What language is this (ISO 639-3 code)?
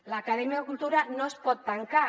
cat